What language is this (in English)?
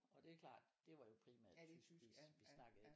Danish